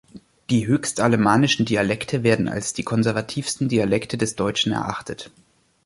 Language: German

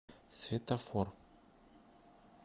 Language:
Russian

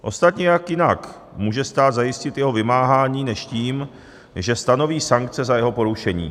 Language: Czech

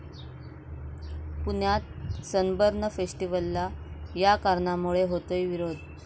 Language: Marathi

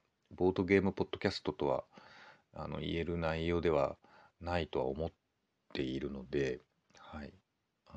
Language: Japanese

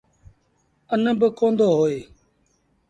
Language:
Sindhi Bhil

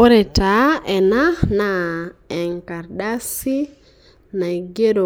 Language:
Masai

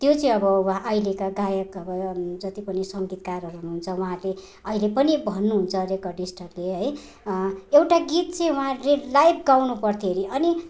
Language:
Nepali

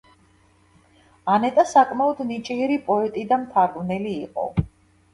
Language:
Georgian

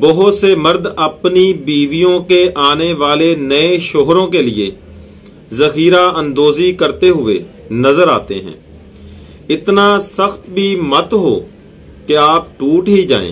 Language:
Hindi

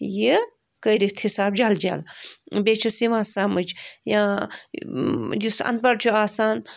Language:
Kashmiri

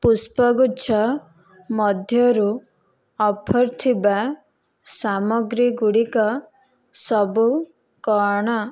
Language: Odia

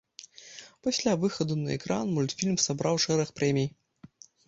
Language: Belarusian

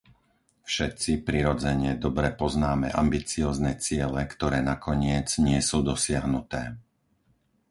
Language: Slovak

